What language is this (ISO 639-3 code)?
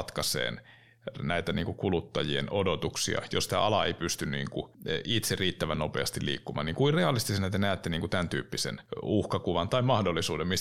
fin